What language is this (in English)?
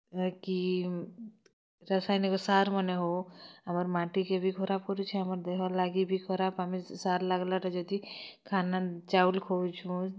Odia